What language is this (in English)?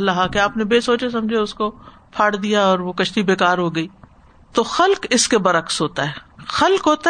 Urdu